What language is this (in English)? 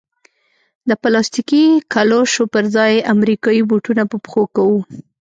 Pashto